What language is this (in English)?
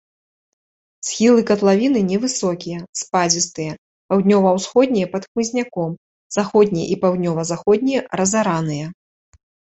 Belarusian